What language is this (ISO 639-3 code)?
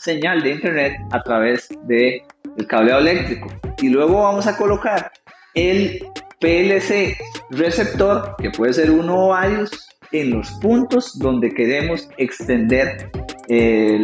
spa